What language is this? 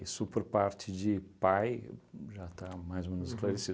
Portuguese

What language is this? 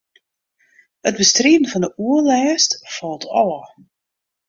Western Frisian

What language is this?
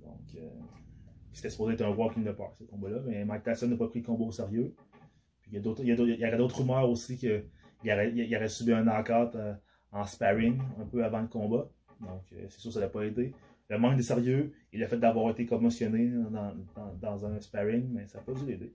French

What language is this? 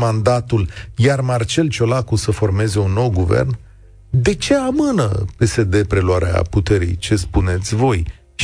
Romanian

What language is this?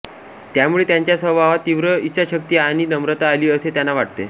Marathi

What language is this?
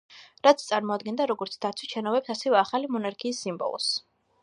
Georgian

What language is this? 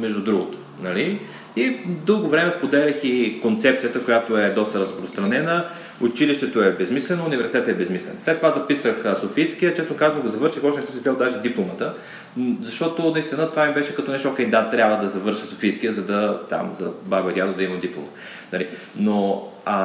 Bulgarian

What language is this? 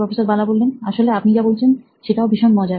Bangla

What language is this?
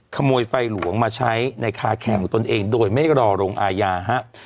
Thai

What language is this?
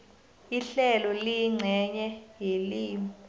South Ndebele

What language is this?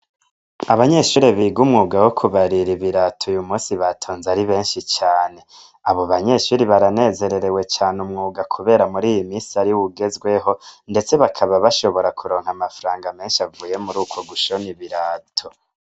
Rundi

